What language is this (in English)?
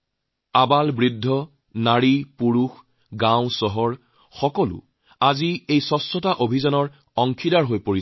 Assamese